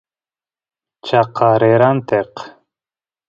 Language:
Santiago del Estero Quichua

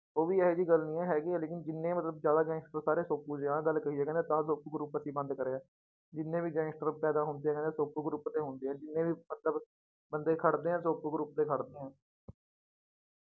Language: Punjabi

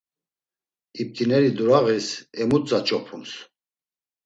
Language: Laz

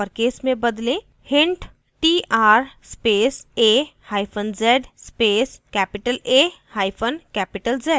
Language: Hindi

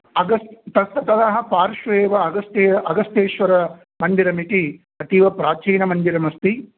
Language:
Sanskrit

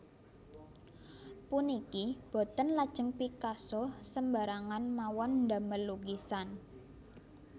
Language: Javanese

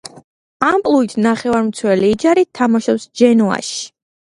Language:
Georgian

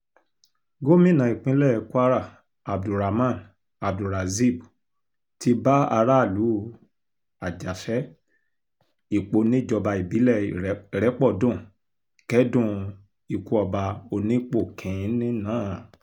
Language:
Yoruba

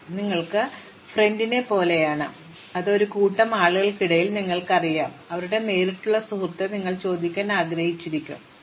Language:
Malayalam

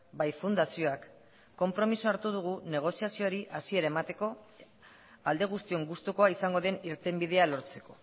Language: Basque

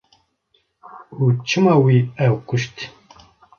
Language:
Kurdish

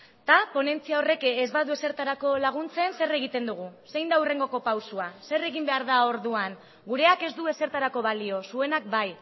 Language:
Basque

